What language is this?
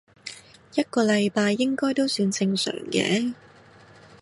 Cantonese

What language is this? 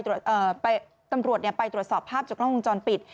Thai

